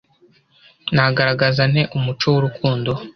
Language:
Kinyarwanda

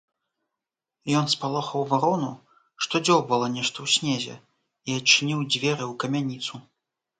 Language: Belarusian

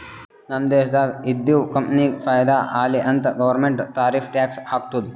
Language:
Kannada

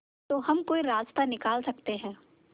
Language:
Hindi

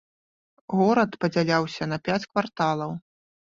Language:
Belarusian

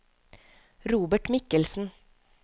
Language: Norwegian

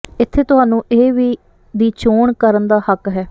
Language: Punjabi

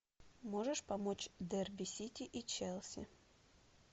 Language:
Russian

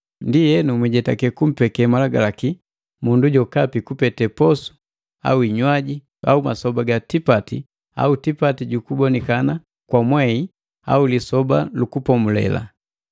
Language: Matengo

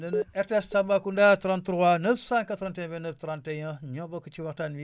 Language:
Wolof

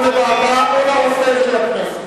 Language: Hebrew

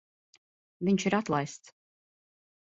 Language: Latvian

